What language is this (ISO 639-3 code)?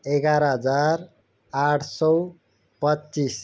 nep